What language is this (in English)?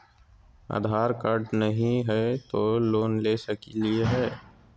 Magahi